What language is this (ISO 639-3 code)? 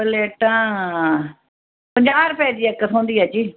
doi